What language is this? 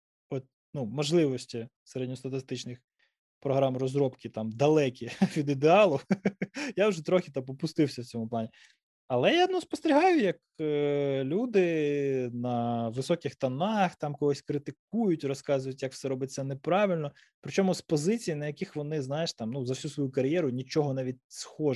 Ukrainian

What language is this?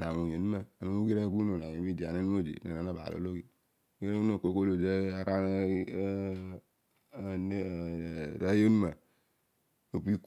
Odual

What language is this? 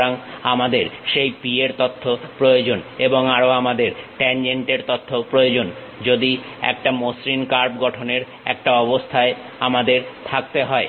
Bangla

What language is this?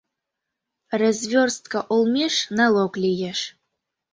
Mari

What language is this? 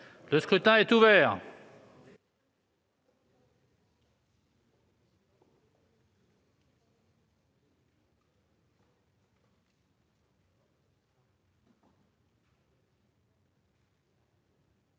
French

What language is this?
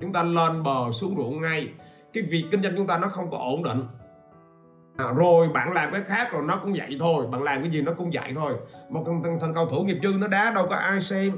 Vietnamese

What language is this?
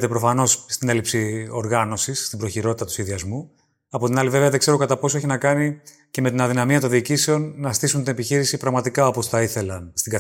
Greek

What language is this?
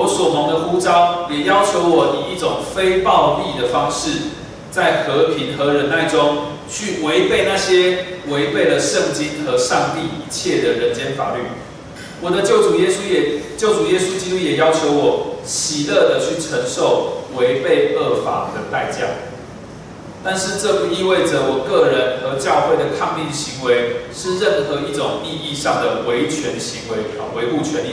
Chinese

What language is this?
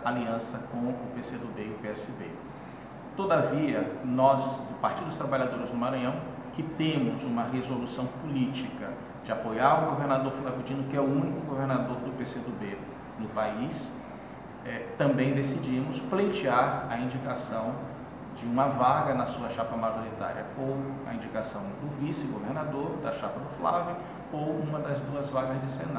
Portuguese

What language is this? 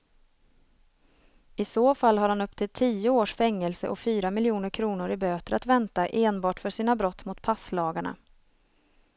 Swedish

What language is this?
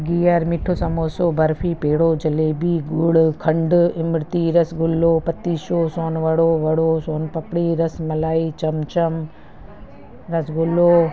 Sindhi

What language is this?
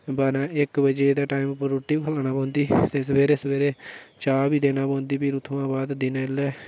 Dogri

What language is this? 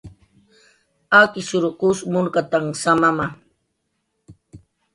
Jaqaru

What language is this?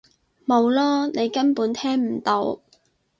Cantonese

